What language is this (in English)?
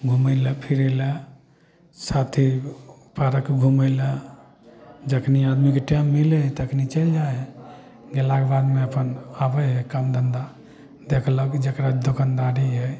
Maithili